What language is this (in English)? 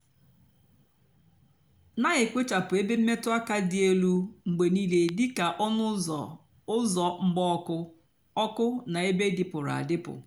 Igbo